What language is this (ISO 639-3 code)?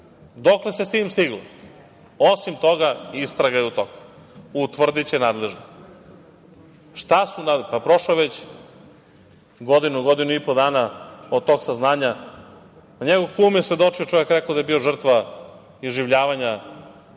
srp